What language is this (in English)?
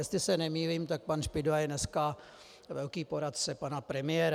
Czech